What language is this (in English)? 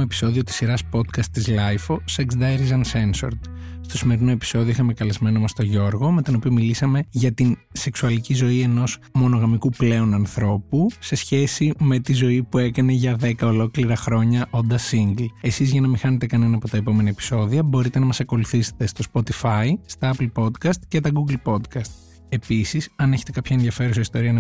Greek